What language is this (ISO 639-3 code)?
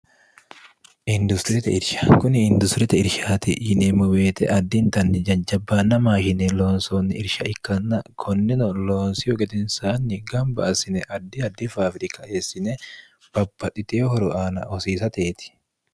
sid